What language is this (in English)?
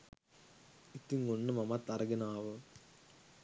Sinhala